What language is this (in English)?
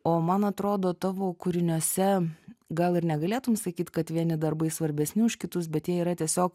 Lithuanian